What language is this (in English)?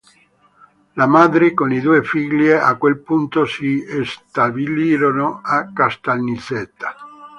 Italian